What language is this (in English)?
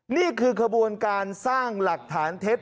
Thai